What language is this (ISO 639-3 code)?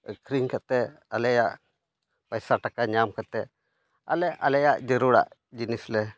sat